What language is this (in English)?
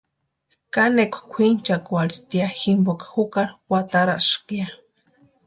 Western Highland Purepecha